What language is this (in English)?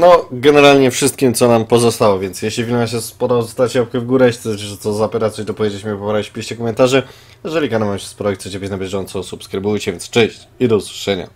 Polish